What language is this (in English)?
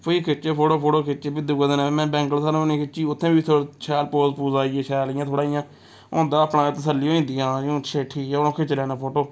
Dogri